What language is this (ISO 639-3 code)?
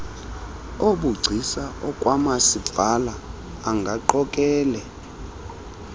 xho